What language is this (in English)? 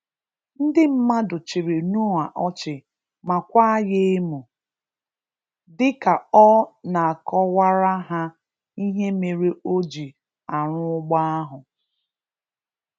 Igbo